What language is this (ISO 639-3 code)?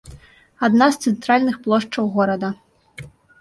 bel